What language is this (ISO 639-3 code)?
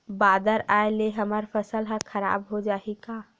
hne